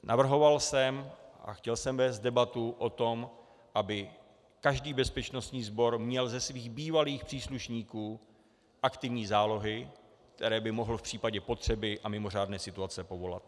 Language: Czech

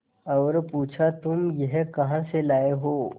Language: Hindi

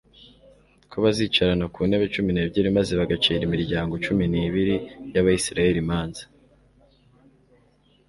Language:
Kinyarwanda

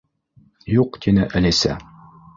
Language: Bashkir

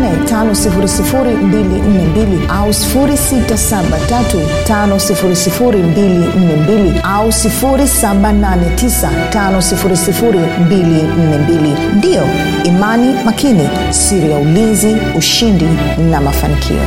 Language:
Swahili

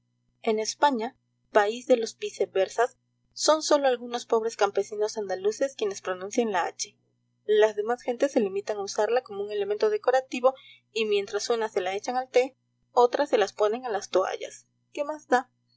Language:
Spanish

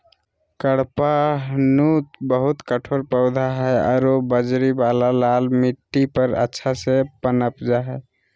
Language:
Magahi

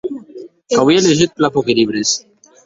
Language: Occitan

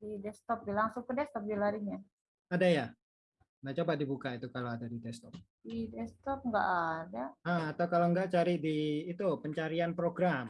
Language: Indonesian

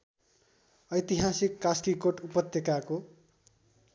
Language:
Nepali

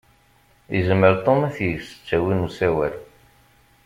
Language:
Kabyle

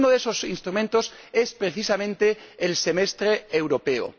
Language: Spanish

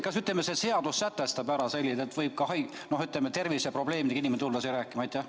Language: Estonian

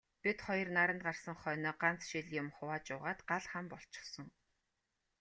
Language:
Mongolian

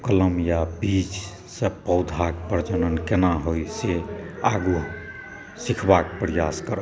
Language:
Maithili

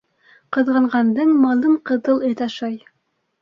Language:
Bashkir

